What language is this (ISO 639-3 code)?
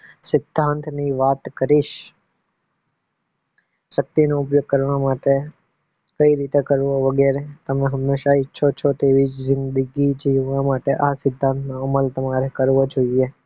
guj